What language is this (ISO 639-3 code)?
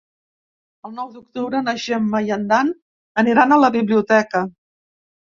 cat